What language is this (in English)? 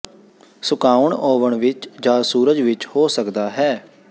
Punjabi